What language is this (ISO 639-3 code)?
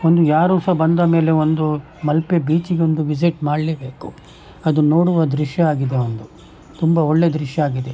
kan